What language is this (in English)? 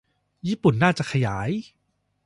Thai